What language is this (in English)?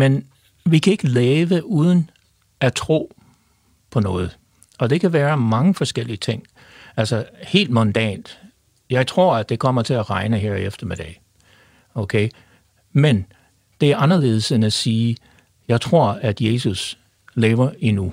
Danish